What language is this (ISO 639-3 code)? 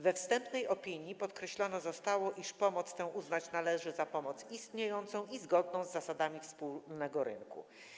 pol